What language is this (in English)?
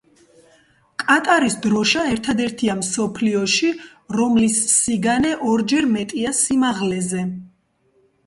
Georgian